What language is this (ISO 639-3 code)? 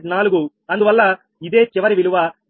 tel